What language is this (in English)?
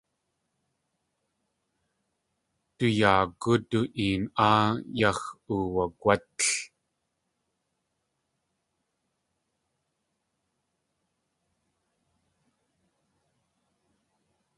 Tlingit